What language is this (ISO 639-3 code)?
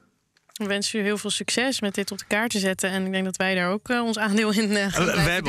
nld